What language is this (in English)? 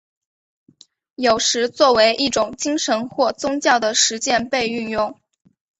Chinese